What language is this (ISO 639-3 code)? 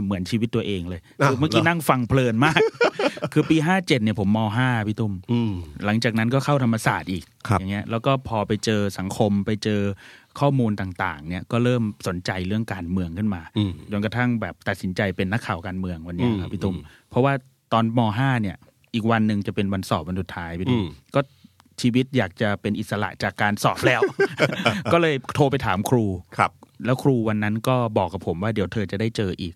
tha